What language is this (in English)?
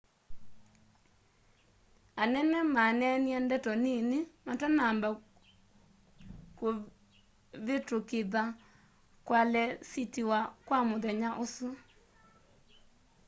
Kamba